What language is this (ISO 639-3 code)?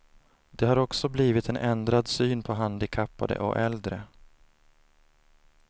swe